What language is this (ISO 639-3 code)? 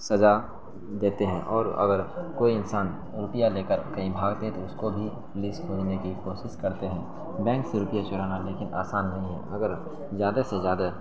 urd